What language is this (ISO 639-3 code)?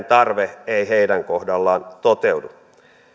fin